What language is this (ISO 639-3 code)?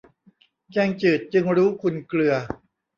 tha